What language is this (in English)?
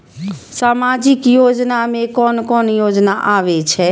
Maithili